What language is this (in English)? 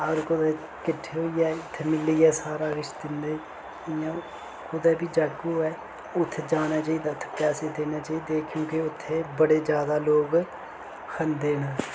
Dogri